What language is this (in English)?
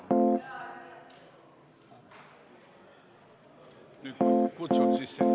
Estonian